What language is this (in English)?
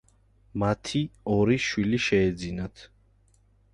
Georgian